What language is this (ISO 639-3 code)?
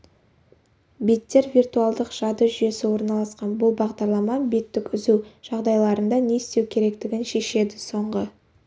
kaz